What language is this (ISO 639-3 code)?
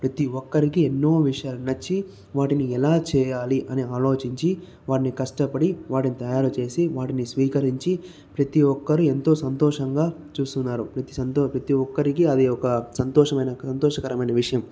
tel